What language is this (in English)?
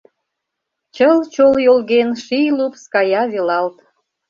Mari